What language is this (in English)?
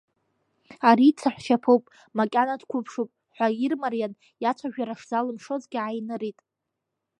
Abkhazian